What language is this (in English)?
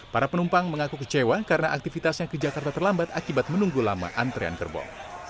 Indonesian